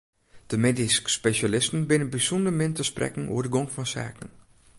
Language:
Western Frisian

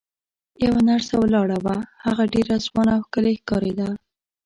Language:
Pashto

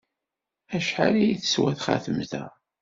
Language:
Kabyle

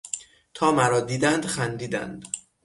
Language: Persian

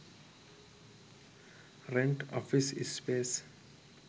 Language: Sinhala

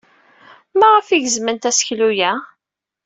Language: Kabyle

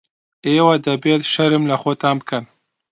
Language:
Central Kurdish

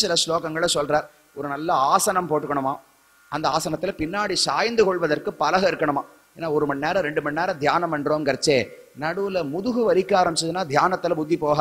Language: Tamil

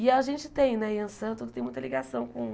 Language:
Portuguese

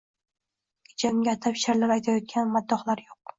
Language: Uzbek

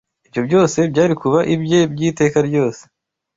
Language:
Kinyarwanda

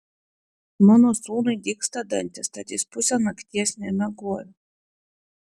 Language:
Lithuanian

